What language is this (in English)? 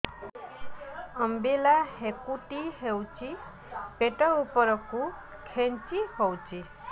Odia